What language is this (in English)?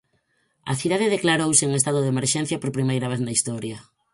Galician